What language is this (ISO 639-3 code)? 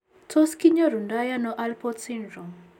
kln